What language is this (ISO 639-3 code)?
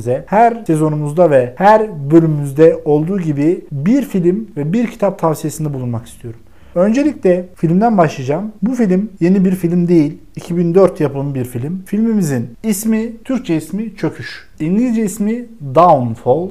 tur